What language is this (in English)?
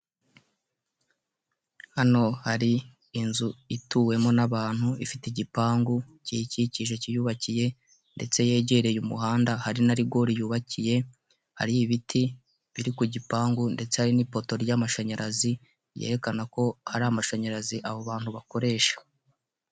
Kinyarwanda